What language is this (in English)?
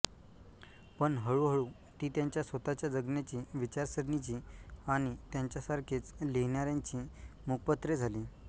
Marathi